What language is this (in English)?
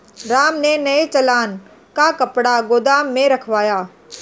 Hindi